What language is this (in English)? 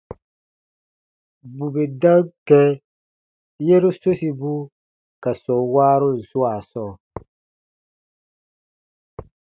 Baatonum